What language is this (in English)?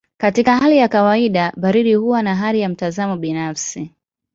Swahili